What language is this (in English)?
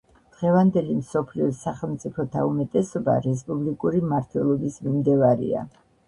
Georgian